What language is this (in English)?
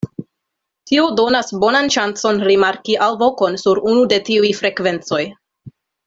Esperanto